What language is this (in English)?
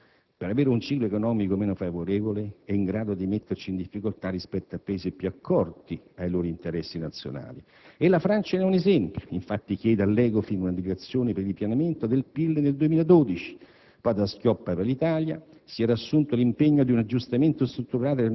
Italian